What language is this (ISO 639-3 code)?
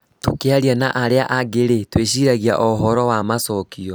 kik